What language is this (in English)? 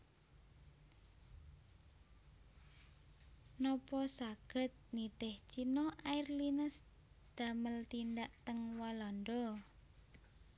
Javanese